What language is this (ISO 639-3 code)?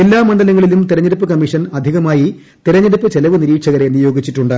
mal